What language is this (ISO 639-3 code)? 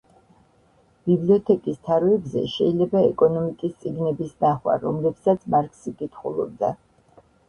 kat